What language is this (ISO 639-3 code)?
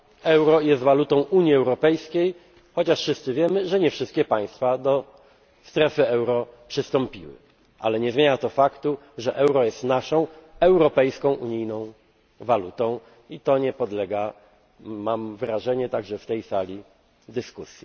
pol